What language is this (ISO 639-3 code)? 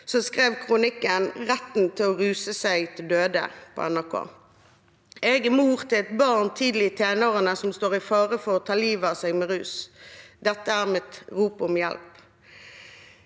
nor